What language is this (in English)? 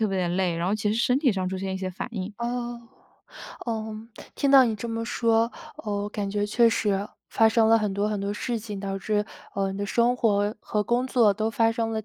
Chinese